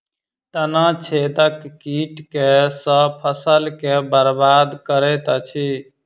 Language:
Maithili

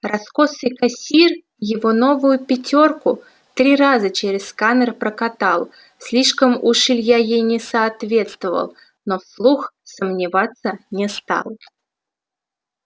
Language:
Russian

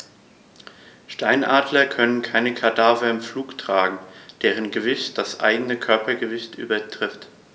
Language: German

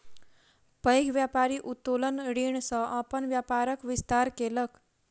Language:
Maithili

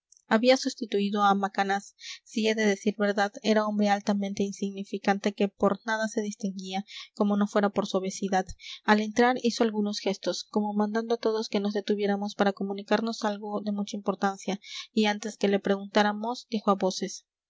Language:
Spanish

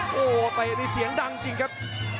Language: Thai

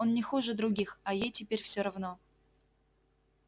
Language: Russian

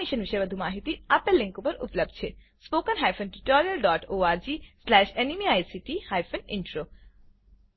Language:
Gujarati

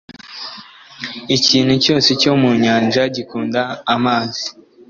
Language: Kinyarwanda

